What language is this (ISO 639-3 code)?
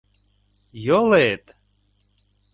chm